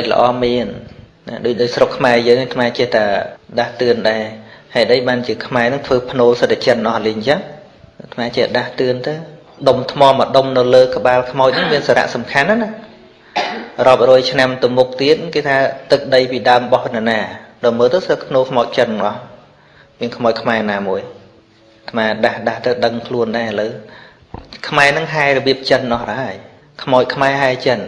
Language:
Vietnamese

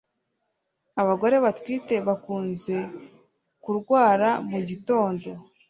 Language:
Kinyarwanda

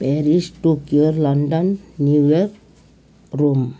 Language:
Nepali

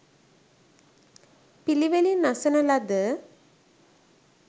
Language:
Sinhala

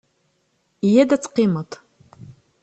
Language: Kabyle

